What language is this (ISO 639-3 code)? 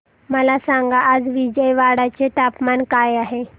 mar